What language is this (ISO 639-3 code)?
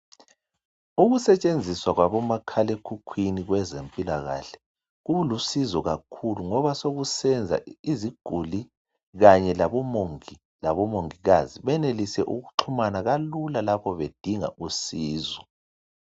nde